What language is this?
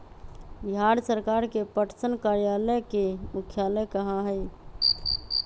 Magahi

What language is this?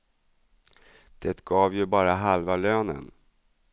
Swedish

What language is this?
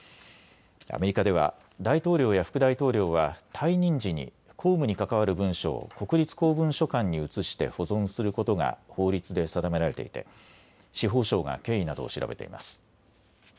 Japanese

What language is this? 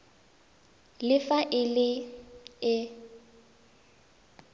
Tswana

